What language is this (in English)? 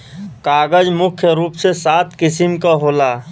Bhojpuri